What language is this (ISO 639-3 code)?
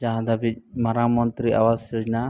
sat